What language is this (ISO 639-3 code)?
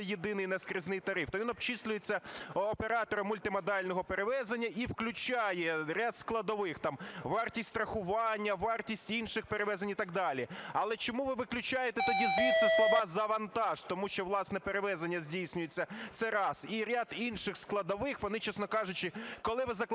ukr